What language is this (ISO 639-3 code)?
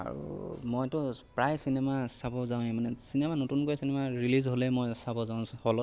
asm